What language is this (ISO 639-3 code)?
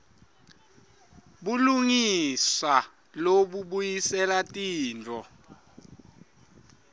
ssw